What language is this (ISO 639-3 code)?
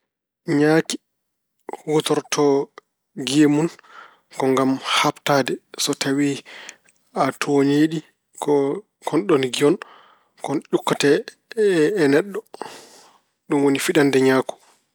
ful